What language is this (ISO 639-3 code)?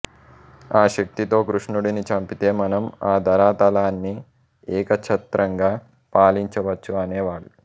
tel